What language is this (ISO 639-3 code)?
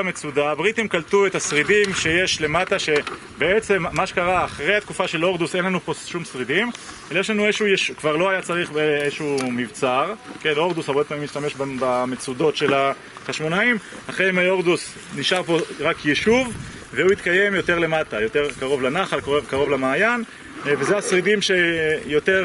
heb